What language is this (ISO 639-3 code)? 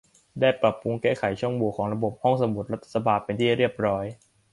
tha